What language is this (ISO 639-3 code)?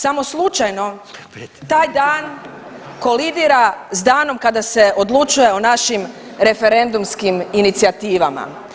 hrv